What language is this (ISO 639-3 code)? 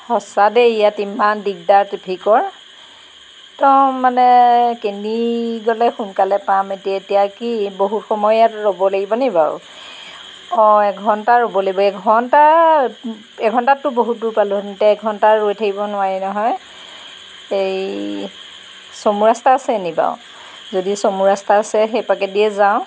asm